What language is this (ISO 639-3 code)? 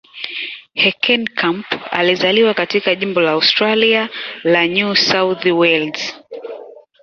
swa